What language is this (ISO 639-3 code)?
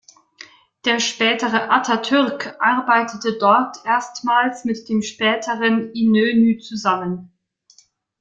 deu